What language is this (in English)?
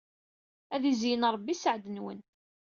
Kabyle